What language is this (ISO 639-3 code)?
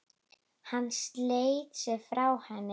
isl